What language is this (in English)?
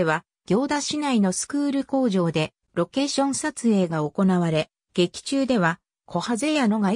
Japanese